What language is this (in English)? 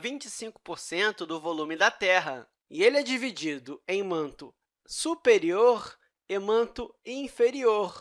Portuguese